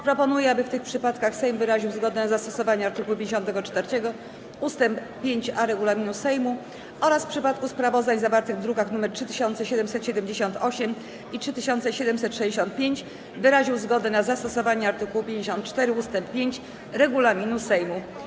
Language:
Polish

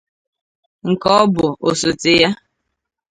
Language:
Igbo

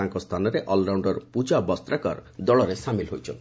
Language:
Odia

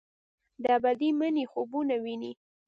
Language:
Pashto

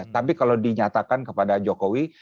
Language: Indonesian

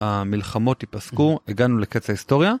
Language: Hebrew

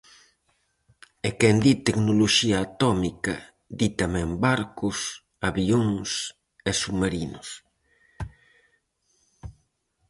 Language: Galician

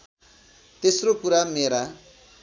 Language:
Nepali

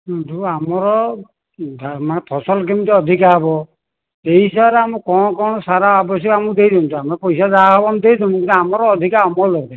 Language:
Odia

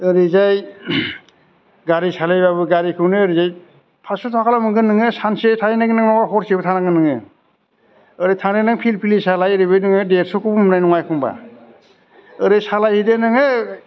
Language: Bodo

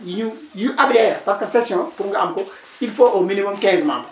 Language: Wolof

